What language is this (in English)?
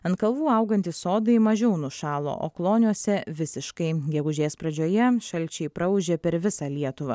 Lithuanian